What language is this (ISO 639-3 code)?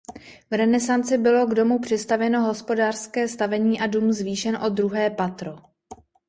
ces